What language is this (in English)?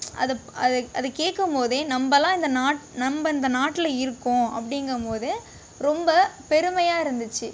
Tamil